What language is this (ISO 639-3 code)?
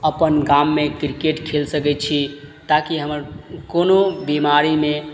mai